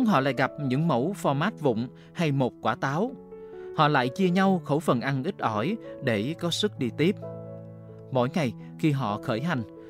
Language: Vietnamese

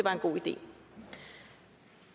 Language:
Danish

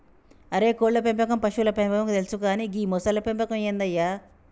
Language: Telugu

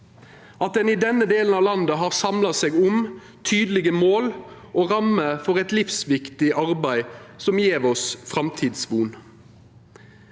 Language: Norwegian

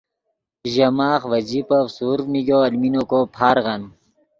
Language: Yidgha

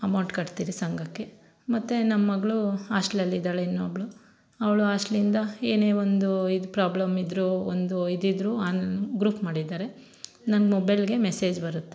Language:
Kannada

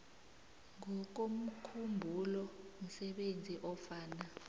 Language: South Ndebele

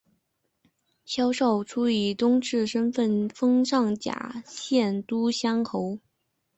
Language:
Chinese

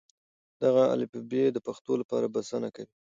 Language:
Pashto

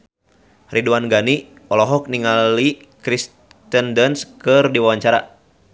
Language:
Sundanese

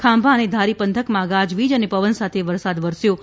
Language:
Gujarati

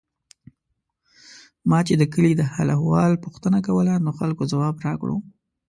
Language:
Pashto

